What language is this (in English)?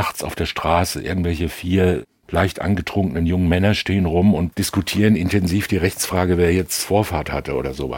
German